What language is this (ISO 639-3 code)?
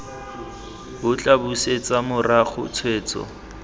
tsn